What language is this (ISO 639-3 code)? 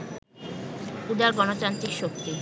ben